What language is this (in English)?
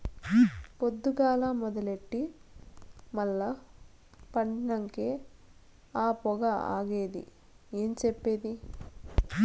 Telugu